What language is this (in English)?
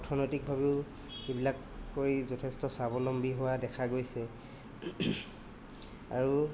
Assamese